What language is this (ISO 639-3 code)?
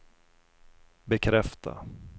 swe